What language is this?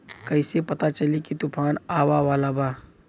Bhojpuri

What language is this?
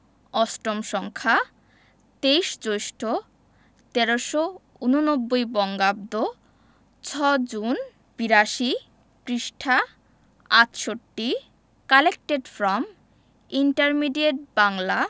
Bangla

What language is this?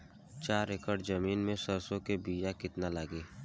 Bhojpuri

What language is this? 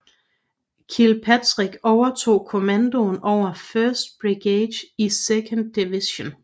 Danish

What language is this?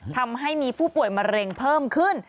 Thai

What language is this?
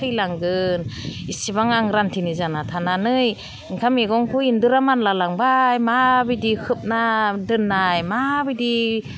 Bodo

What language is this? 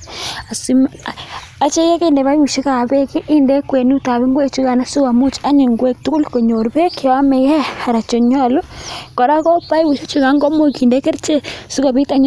Kalenjin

